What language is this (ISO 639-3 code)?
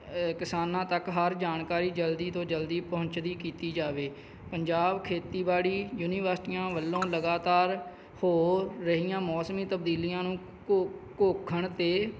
pan